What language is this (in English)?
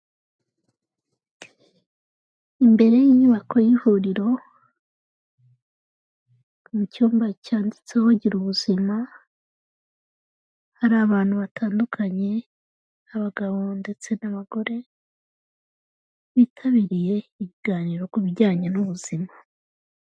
Kinyarwanda